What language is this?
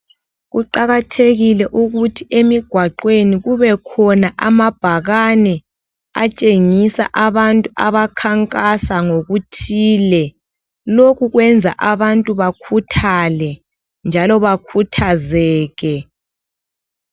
North Ndebele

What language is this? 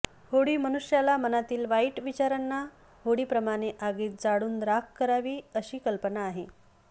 Marathi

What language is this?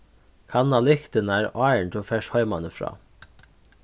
Faroese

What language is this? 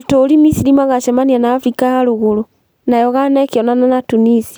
Kikuyu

